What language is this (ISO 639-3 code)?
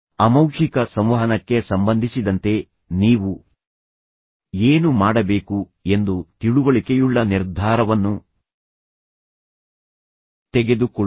kan